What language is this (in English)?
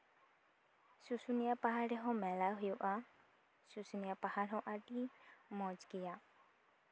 Santali